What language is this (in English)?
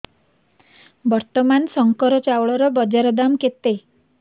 Odia